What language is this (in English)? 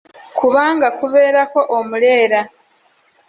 Ganda